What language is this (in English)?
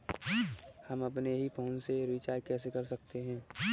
Hindi